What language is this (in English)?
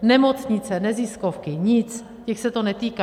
Czech